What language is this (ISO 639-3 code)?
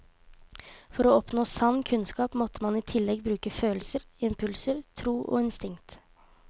nor